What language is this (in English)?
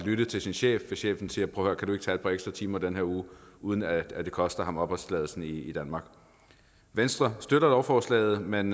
Danish